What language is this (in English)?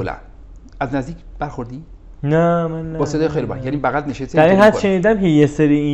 Persian